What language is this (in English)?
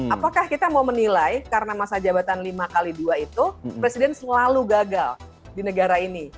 Indonesian